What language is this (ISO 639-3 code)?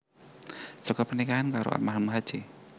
jav